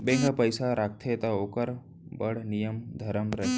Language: Chhattisgarhi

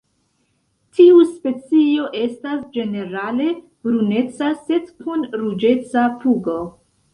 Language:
Esperanto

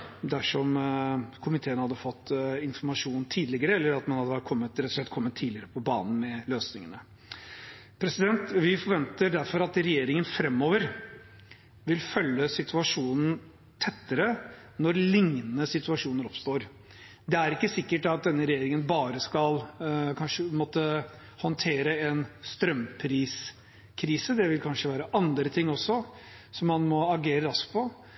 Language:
Norwegian Bokmål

